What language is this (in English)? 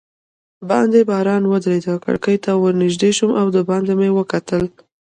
Pashto